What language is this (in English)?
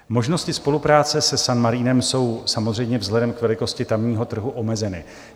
Czech